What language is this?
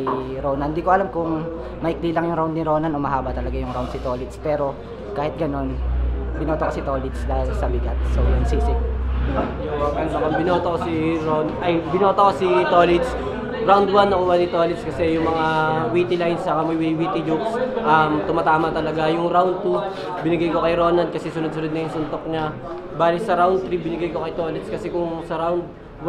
Filipino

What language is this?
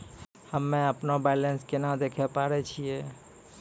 Maithili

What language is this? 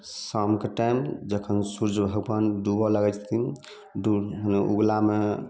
Maithili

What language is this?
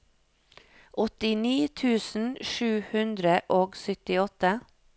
Norwegian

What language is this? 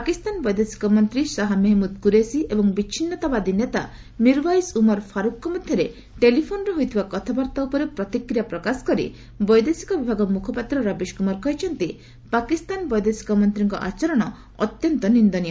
Odia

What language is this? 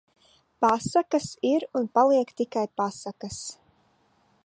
Latvian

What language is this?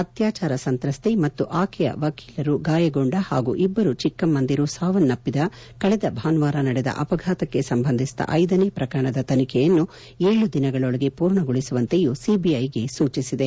Kannada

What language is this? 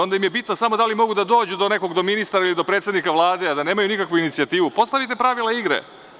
Serbian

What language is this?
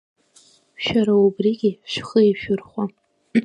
Abkhazian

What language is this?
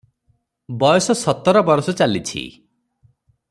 Odia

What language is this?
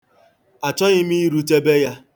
Igbo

